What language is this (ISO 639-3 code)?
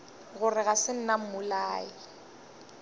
nso